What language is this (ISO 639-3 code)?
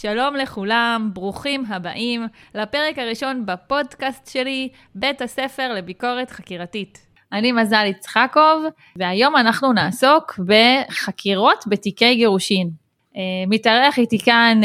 heb